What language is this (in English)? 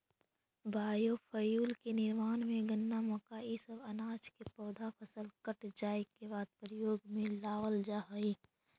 Magahi